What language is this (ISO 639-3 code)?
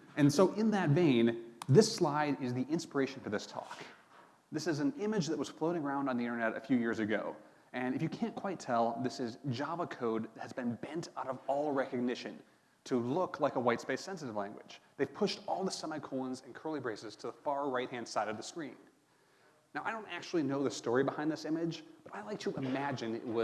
eng